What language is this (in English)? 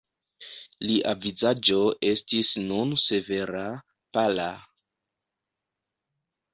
Esperanto